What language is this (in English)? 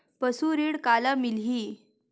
Chhattisgarhi